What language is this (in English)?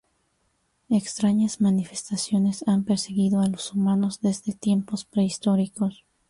Spanish